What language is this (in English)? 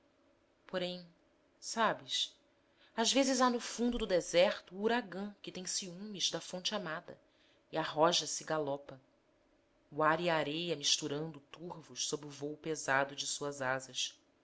Portuguese